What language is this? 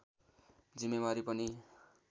Nepali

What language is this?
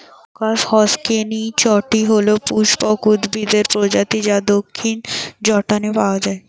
Bangla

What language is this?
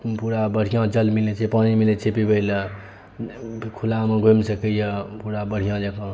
Maithili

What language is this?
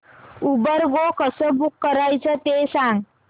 Marathi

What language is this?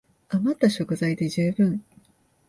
Japanese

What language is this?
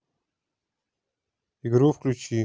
Russian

